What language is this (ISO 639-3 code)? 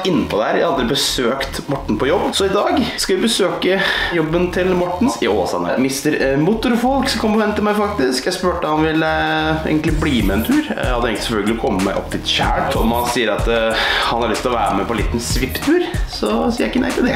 nor